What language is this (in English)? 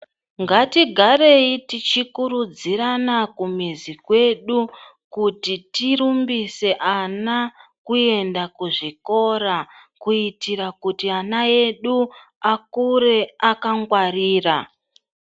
Ndau